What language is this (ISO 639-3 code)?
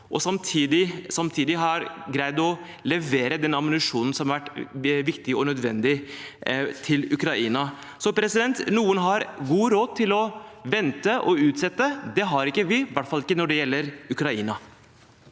nor